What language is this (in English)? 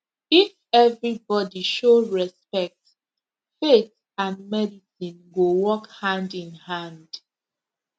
Nigerian Pidgin